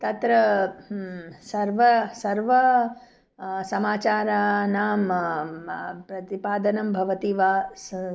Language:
Sanskrit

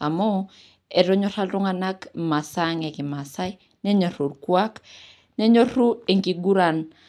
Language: Masai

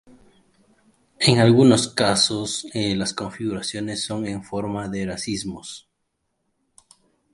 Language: Spanish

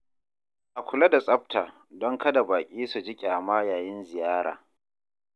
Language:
Hausa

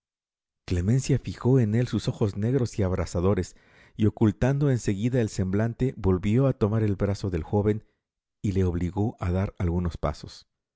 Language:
Spanish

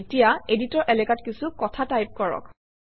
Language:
Assamese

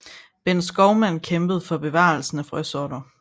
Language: Danish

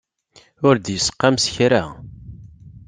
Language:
Kabyle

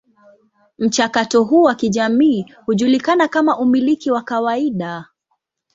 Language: Swahili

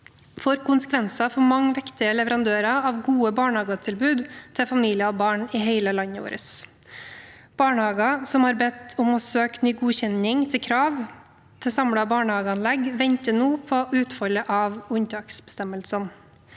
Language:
Norwegian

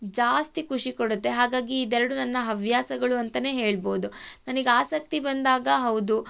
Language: Kannada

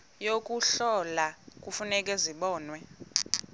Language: Xhosa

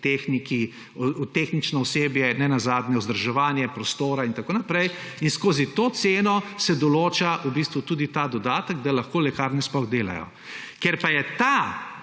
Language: Slovenian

